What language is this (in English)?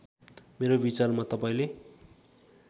Nepali